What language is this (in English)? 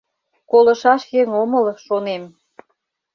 Mari